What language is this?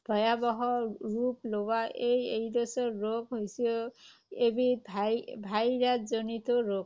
Assamese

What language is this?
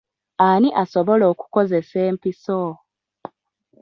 Ganda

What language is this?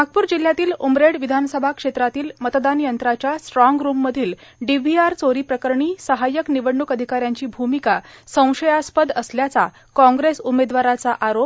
Marathi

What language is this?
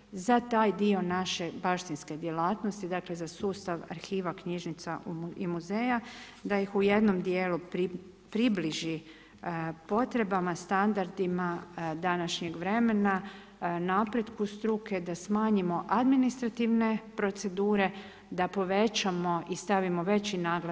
Croatian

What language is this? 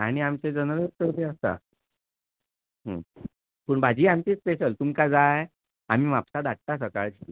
Konkani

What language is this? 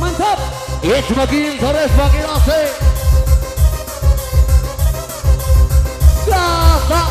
Indonesian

